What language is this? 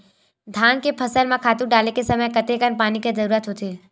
Chhattisgarhi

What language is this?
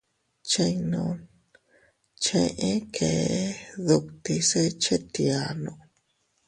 Teutila Cuicatec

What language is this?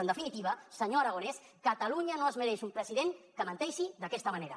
Catalan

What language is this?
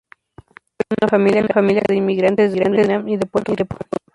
Spanish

